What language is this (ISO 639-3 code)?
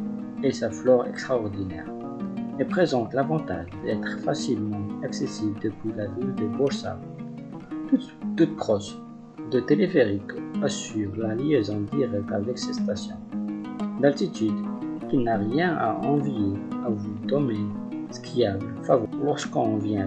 fra